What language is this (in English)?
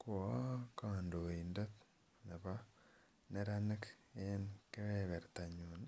Kalenjin